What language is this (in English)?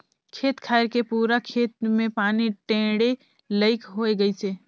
Chhattisgarhi